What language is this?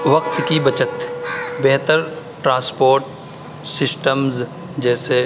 Urdu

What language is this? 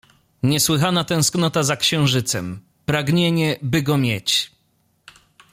Polish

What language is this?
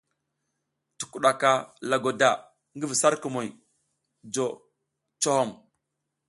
South Giziga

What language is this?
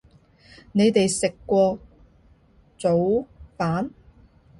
Cantonese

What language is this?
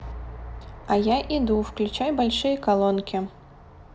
Russian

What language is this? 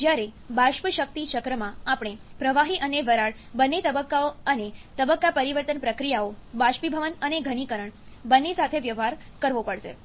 Gujarati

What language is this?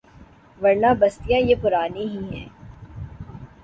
Urdu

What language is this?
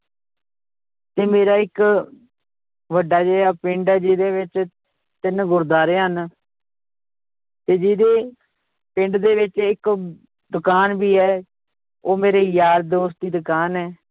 Punjabi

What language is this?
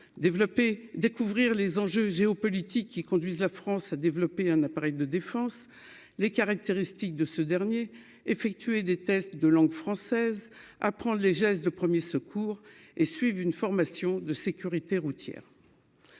French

